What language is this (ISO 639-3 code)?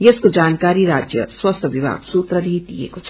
nep